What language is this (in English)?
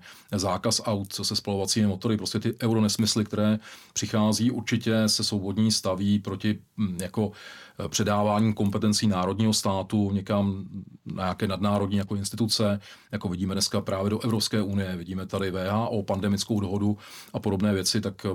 Czech